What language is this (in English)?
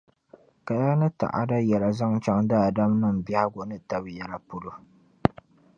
Dagbani